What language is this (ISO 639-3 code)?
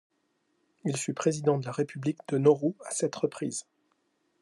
fra